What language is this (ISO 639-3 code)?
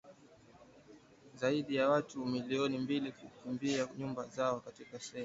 swa